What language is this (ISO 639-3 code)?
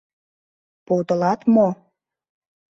chm